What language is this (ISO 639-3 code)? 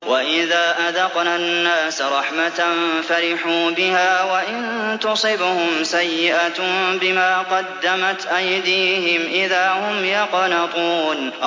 ara